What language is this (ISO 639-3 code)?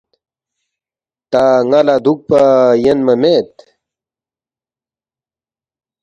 bft